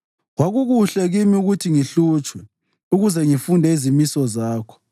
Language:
North Ndebele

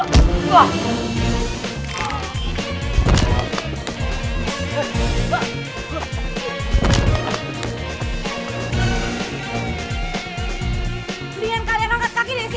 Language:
Indonesian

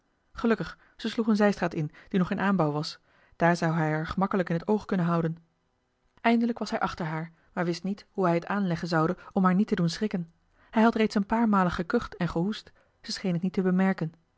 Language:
Dutch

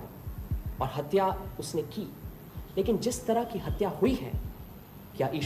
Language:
Hindi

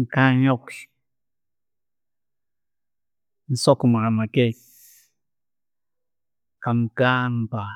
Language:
Tooro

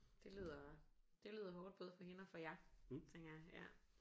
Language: Danish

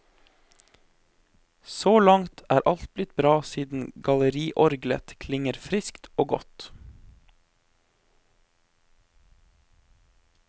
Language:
Norwegian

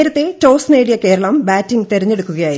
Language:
Malayalam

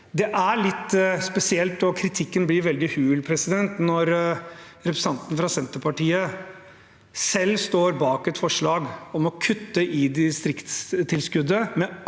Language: Norwegian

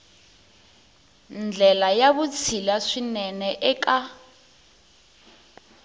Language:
Tsonga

